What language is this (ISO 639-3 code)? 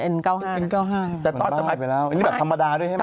tha